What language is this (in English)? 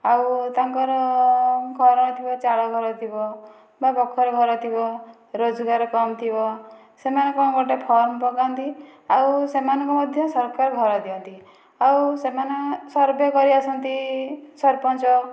Odia